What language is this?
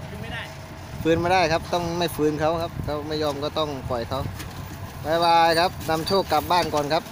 Thai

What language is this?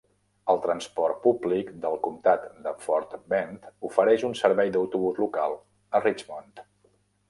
Catalan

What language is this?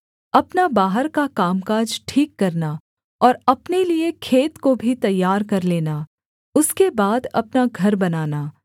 Hindi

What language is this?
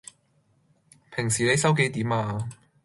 Cantonese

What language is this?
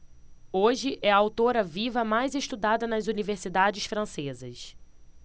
Portuguese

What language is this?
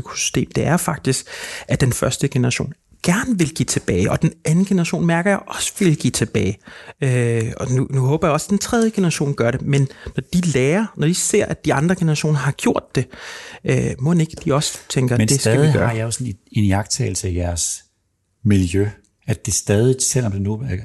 Danish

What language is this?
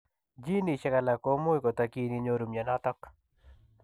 Kalenjin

